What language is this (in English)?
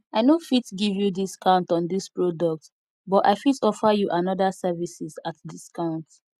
Nigerian Pidgin